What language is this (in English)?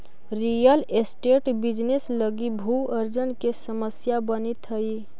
Magahi